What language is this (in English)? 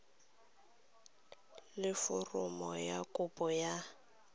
Tswana